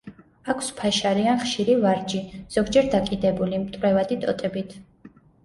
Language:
Georgian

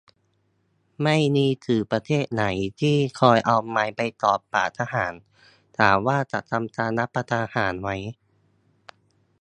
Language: Thai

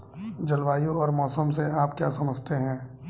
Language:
Hindi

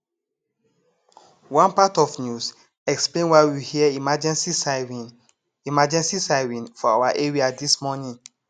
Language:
Nigerian Pidgin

